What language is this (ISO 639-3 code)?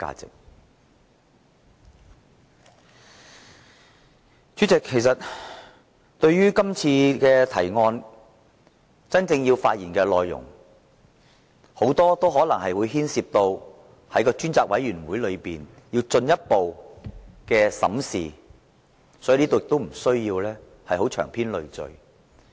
yue